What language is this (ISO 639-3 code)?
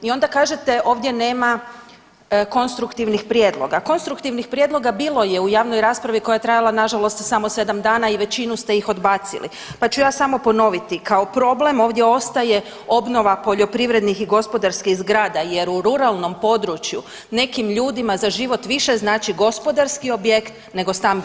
hrv